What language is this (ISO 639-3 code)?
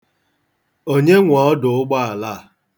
ibo